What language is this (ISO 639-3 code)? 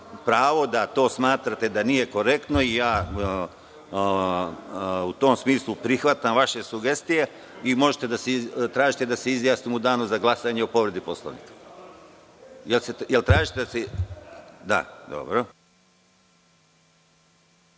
srp